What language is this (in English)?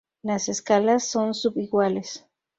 Spanish